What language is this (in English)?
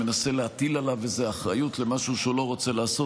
Hebrew